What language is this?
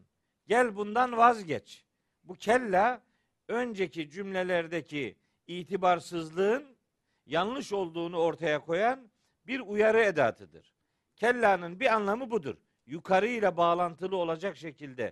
Turkish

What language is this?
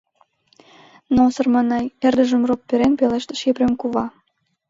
Mari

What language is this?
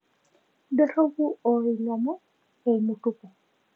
Masai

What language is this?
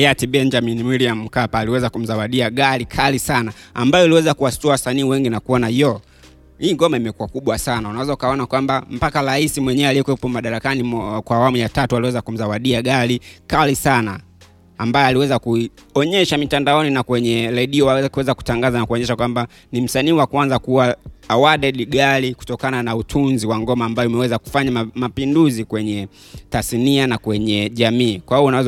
Swahili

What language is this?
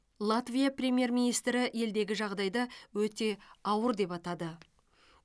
Kazakh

